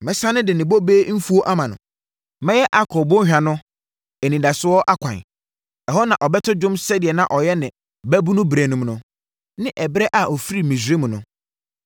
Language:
Akan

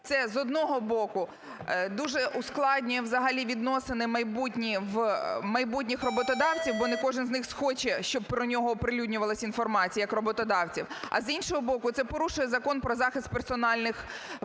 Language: Ukrainian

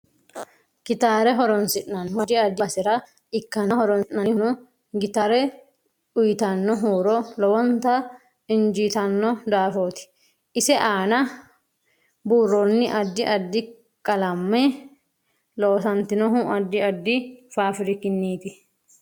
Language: Sidamo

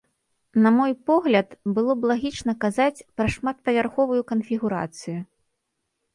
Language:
Belarusian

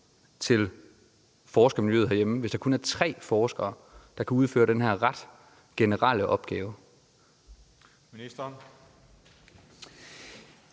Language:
Danish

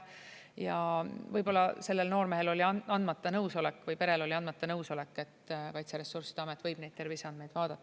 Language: Estonian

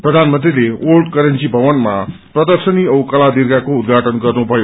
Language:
Nepali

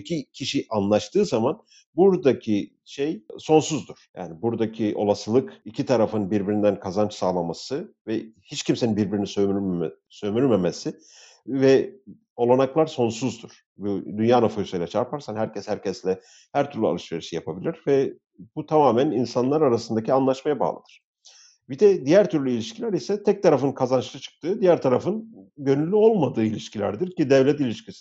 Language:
Turkish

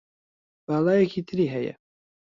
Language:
Central Kurdish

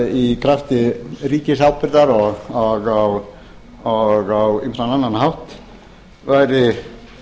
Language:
Icelandic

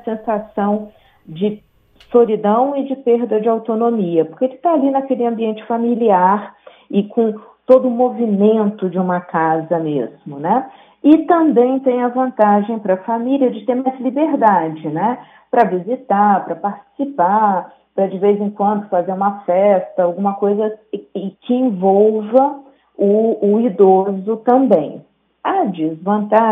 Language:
Portuguese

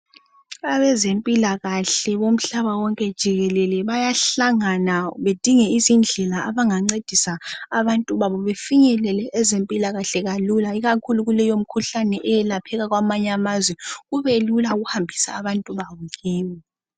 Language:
North Ndebele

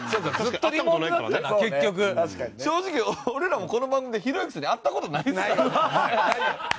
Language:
Japanese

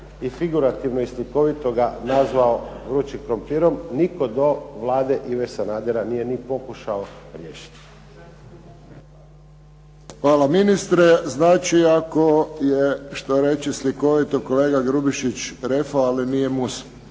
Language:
Croatian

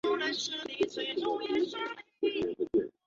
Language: Chinese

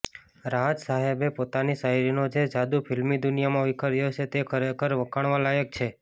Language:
Gujarati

